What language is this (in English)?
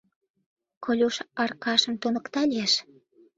Mari